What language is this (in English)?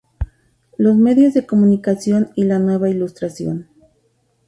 Spanish